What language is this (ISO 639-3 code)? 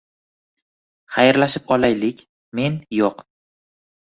uzb